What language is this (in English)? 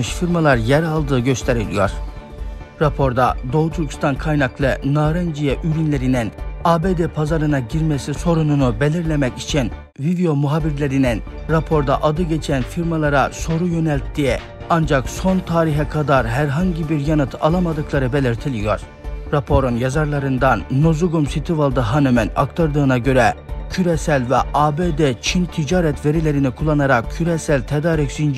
Turkish